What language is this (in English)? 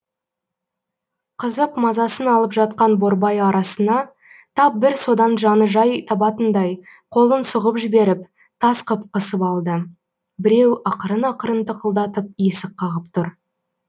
Kazakh